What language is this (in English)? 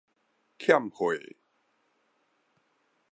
Min Nan Chinese